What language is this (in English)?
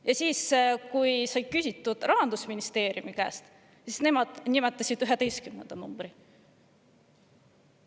Estonian